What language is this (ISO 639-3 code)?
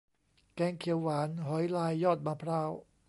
tha